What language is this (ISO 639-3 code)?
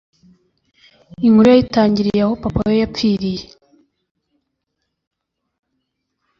kin